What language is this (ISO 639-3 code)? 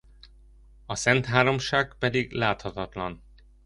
hun